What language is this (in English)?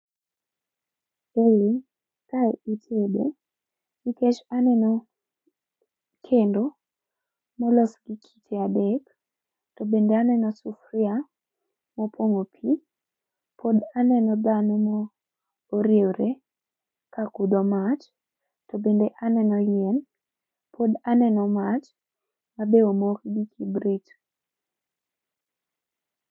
Luo (Kenya and Tanzania)